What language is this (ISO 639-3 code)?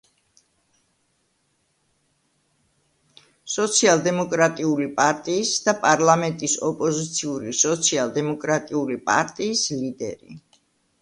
kat